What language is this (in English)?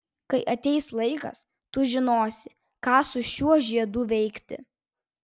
Lithuanian